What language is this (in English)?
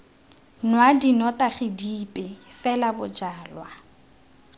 Tswana